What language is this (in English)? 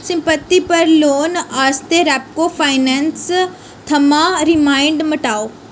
Dogri